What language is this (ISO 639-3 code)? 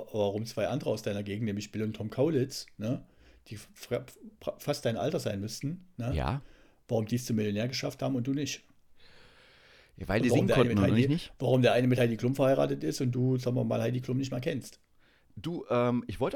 deu